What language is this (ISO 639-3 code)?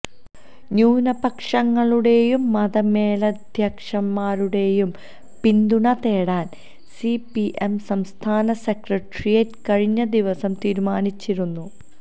mal